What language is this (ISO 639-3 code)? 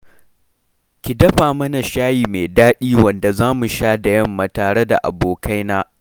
hau